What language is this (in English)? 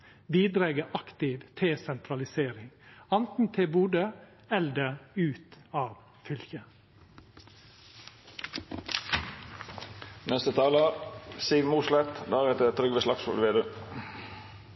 Norwegian Nynorsk